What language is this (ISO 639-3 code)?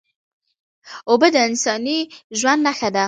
pus